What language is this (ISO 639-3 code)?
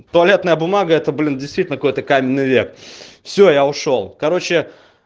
rus